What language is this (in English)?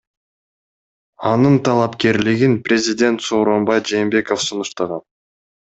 Kyrgyz